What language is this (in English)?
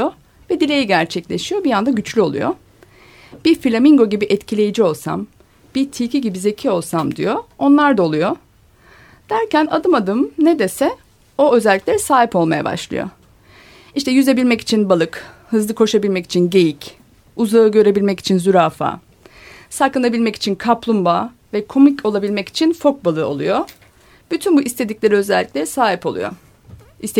Turkish